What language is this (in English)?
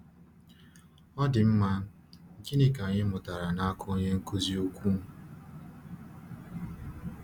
Igbo